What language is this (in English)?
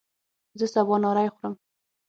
Pashto